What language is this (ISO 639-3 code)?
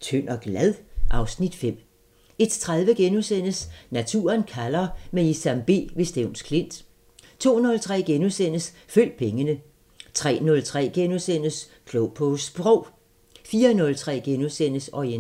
dan